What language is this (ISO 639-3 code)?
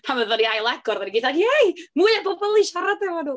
cym